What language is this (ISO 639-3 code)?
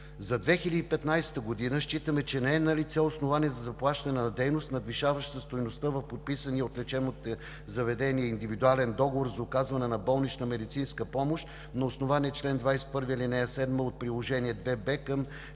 bul